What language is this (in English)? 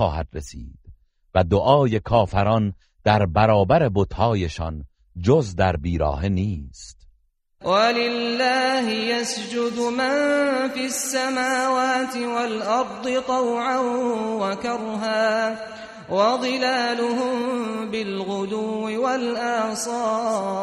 Persian